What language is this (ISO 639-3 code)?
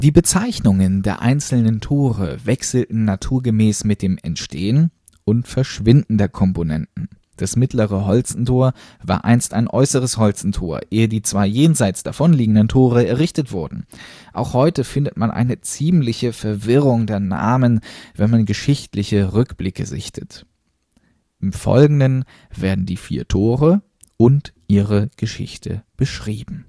deu